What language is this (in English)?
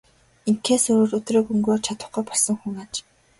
Mongolian